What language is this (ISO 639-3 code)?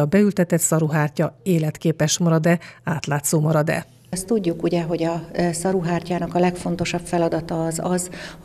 hun